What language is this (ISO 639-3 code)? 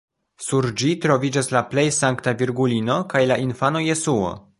epo